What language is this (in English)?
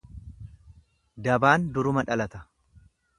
Oromo